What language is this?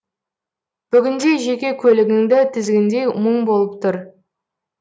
Kazakh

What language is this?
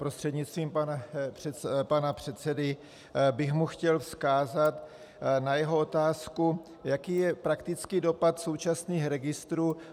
Czech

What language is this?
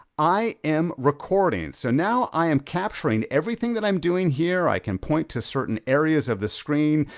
English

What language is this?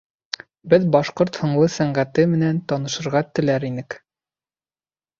Bashkir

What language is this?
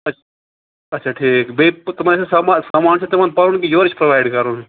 Kashmiri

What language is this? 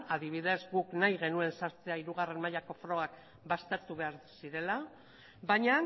Basque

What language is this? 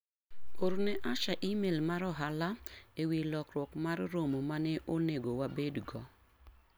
Luo (Kenya and Tanzania)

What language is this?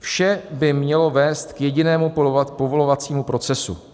Czech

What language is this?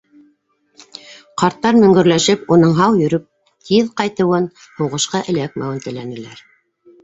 Bashkir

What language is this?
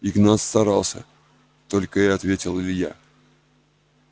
Russian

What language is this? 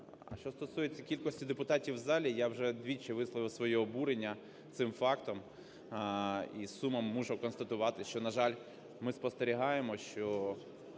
Ukrainian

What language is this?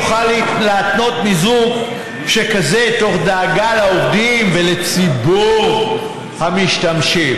Hebrew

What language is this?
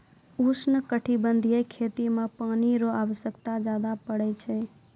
Maithili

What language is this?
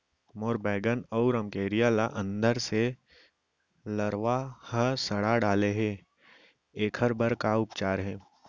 Chhattisgarhi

